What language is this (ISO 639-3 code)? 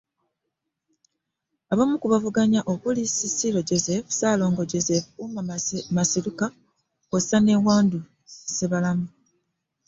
lug